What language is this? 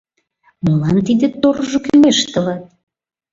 Mari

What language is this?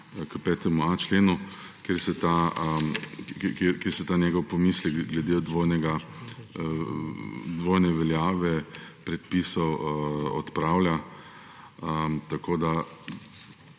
Slovenian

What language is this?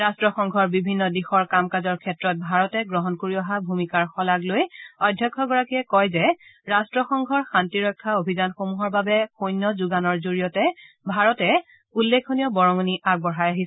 Assamese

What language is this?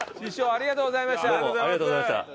Japanese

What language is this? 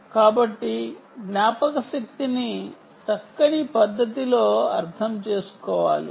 Telugu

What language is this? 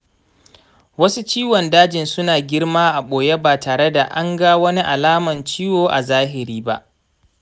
Hausa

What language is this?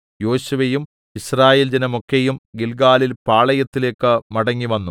Malayalam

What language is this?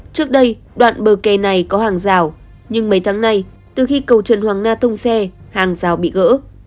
Vietnamese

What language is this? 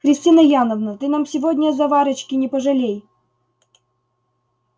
Russian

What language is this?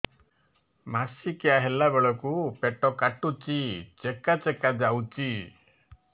Odia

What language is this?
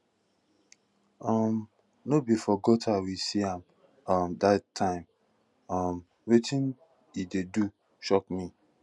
Nigerian Pidgin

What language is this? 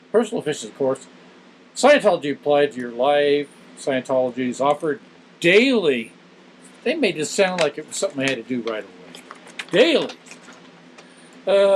English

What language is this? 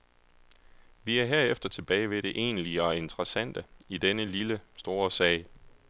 Danish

